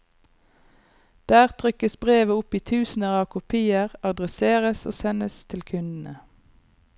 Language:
Norwegian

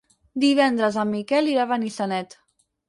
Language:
Catalan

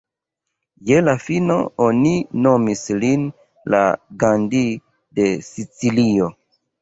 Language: Esperanto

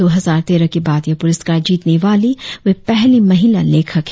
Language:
Hindi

